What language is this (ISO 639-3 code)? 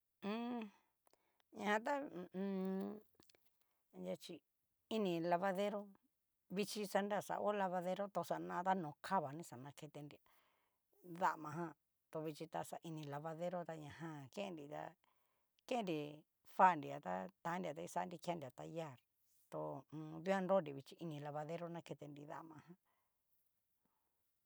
miu